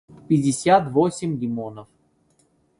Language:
Russian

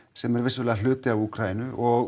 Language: Icelandic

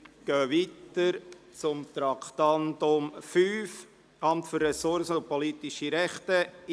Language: Swiss German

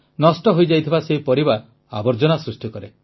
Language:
Odia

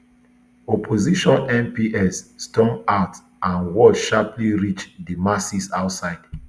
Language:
Nigerian Pidgin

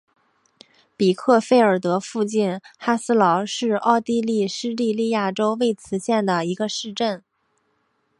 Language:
Chinese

